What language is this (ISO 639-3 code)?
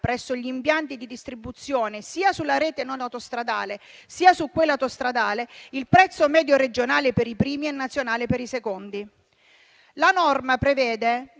ita